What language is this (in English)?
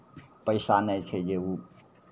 Maithili